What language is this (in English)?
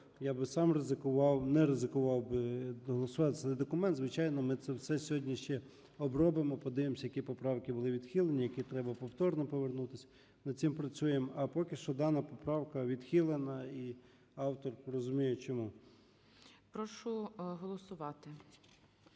Ukrainian